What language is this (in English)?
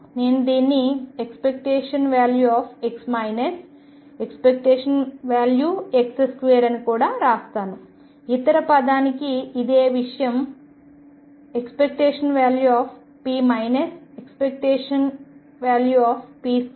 Telugu